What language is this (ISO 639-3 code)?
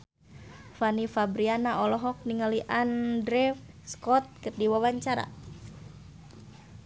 sun